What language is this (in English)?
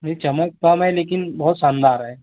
Hindi